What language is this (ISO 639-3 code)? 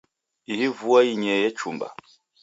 dav